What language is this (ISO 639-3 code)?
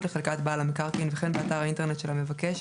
heb